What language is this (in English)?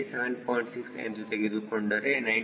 Kannada